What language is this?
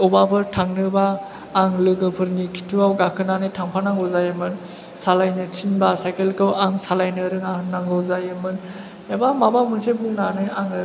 Bodo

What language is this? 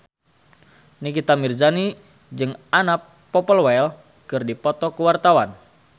Sundanese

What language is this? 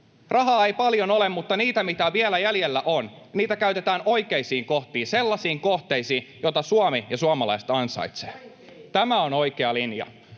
Finnish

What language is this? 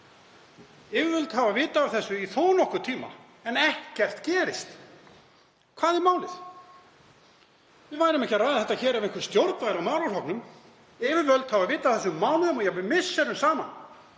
Icelandic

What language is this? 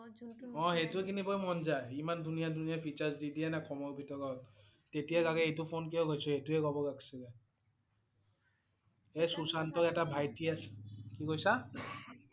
Assamese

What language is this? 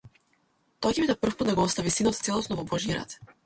Macedonian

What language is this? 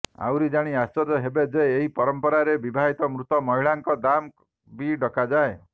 Odia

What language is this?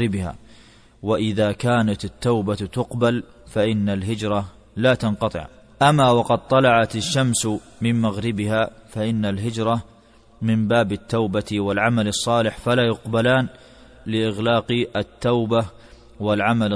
Arabic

